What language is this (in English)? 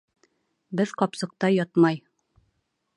Bashkir